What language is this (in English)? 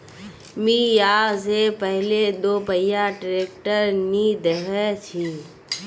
Magahi